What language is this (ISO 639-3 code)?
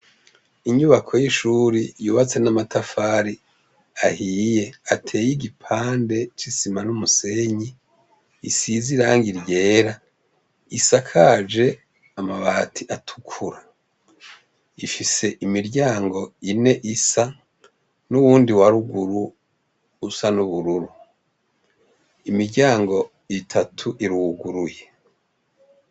run